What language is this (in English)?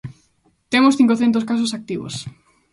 Galician